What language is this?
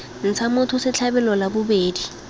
Tswana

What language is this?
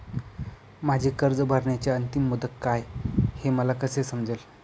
Marathi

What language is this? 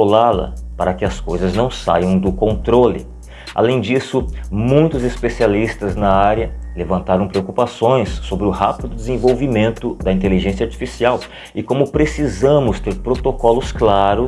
Portuguese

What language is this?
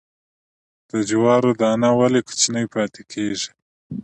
Pashto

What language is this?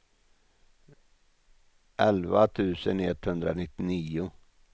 Swedish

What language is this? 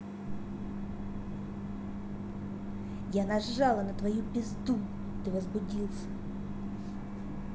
Russian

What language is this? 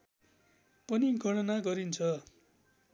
Nepali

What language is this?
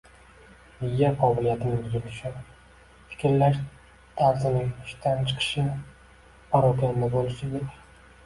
Uzbek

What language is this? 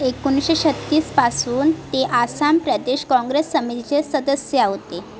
Marathi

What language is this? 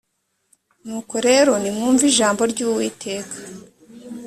Kinyarwanda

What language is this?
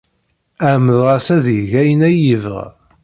Kabyle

